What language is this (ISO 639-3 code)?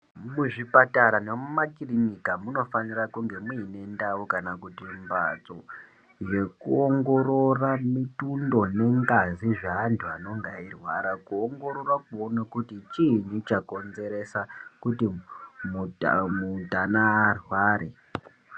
ndc